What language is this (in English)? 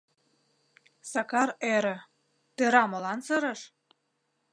Mari